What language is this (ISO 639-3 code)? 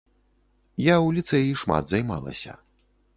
bel